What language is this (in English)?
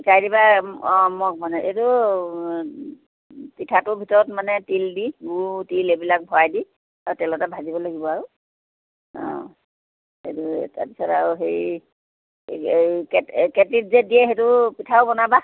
Assamese